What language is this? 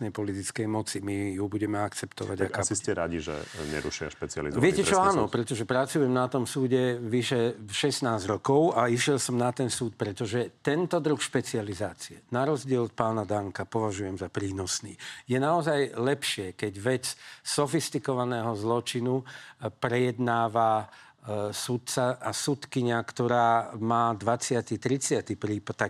Slovak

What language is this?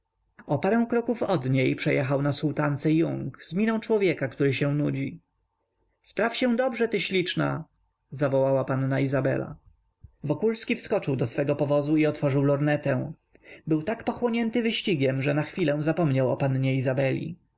Polish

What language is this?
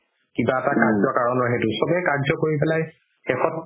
Assamese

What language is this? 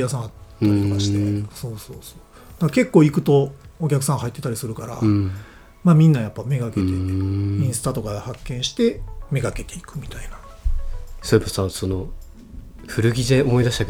Japanese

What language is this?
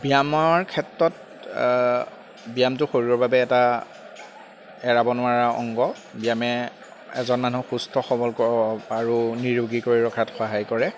Assamese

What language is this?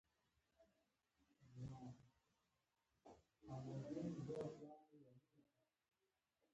Pashto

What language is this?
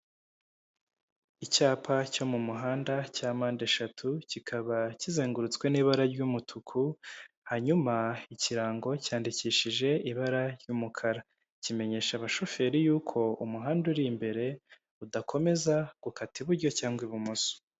Kinyarwanda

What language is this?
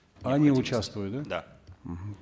Kazakh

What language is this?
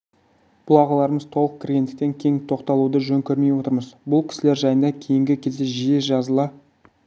Kazakh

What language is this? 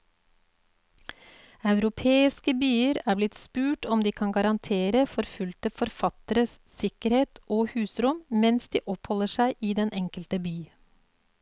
Norwegian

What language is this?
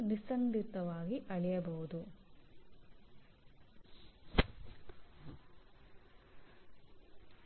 Kannada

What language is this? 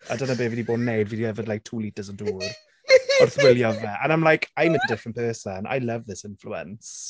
Welsh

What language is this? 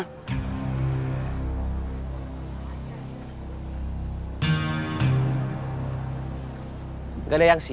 Indonesian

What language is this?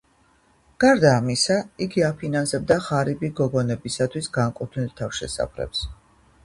Georgian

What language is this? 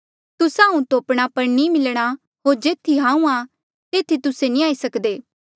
Mandeali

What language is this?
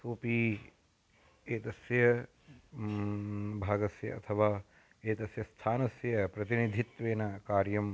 Sanskrit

